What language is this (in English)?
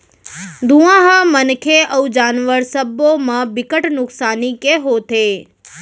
Chhattisgarhi